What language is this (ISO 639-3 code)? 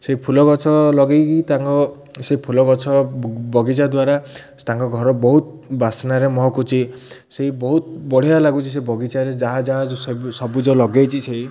ori